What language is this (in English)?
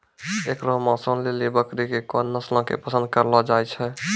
Maithili